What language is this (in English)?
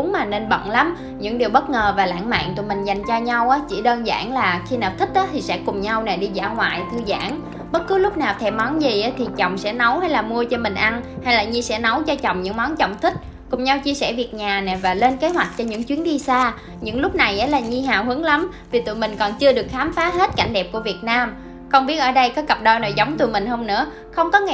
Vietnamese